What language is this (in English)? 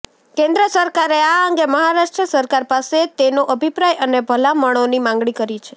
Gujarati